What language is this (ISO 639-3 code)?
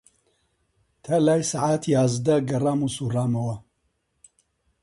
ckb